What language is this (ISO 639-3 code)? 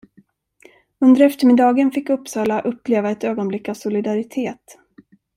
swe